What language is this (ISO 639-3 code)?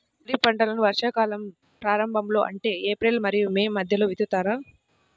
tel